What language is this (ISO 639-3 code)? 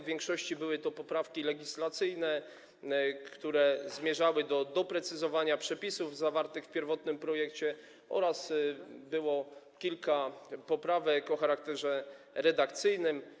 pol